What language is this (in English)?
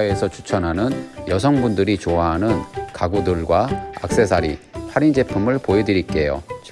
Korean